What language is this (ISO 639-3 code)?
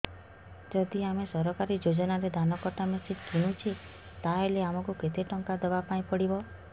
ori